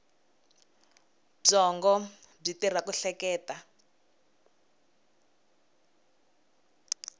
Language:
Tsonga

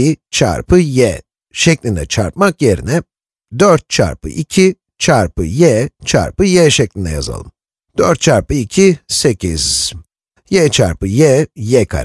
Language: Turkish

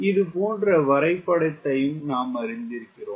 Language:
Tamil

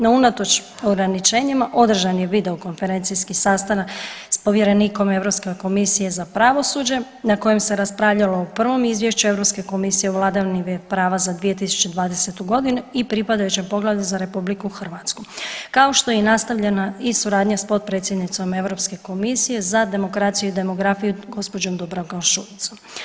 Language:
Croatian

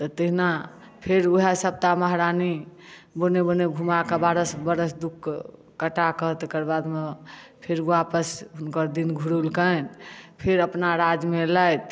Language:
Maithili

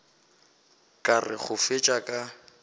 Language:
Northern Sotho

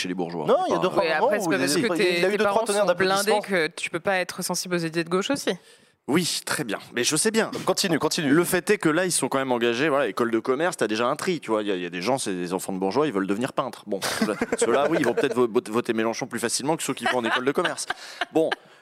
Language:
French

